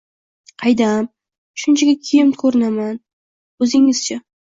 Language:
Uzbek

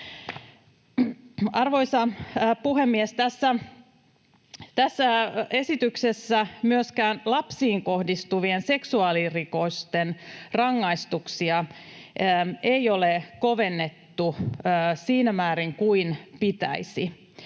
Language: Finnish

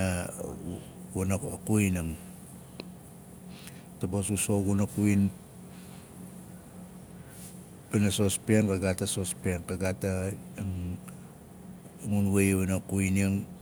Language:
Nalik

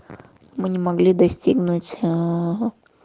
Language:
Russian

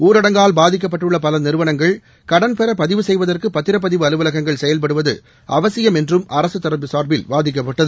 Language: Tamil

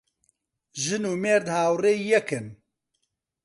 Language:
Central Kurdish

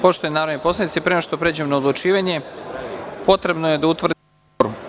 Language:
Serbian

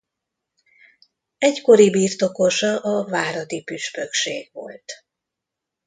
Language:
Hungarian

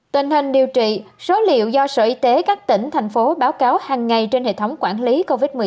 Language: Vietnamese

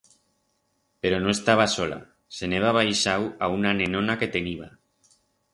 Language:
Aragonese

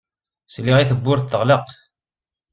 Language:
Kabyle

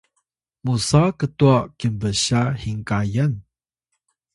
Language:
Atayal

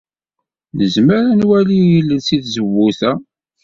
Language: Kabyle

